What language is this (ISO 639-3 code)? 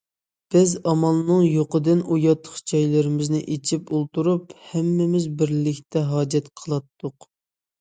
uig